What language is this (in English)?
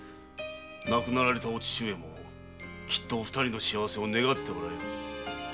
Japanese